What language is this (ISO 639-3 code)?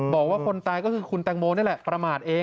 tha